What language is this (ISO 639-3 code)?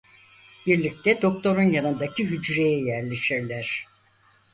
tur